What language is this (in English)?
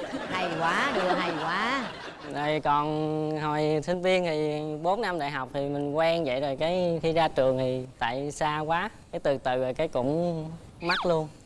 Vietnamese